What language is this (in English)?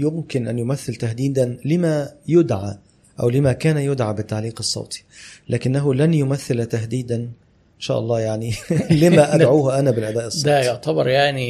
Arabic